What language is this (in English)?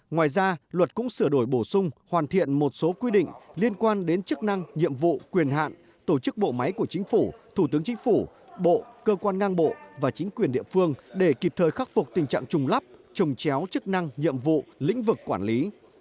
Vietnamese